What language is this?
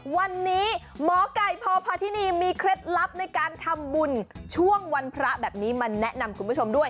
Thai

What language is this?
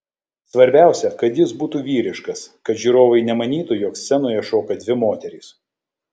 Lithuanian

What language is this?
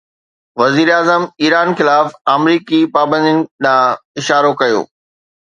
Sindhi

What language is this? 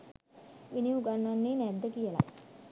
Sinhala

